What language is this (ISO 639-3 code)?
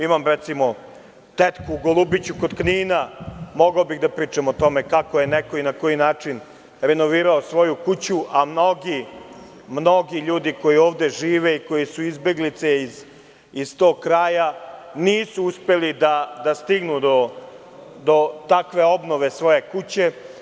srp